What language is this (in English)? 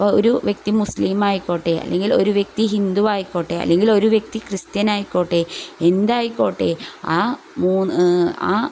Malayalam